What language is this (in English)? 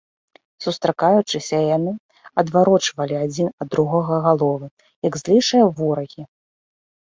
Belarusian